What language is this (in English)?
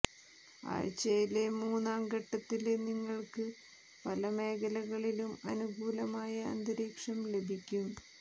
Malayalam